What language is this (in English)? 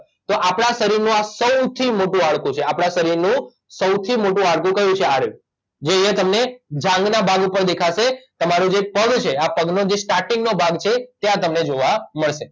Gujarati